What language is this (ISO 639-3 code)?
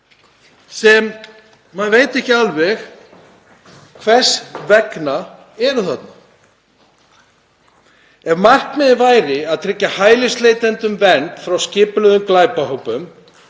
isl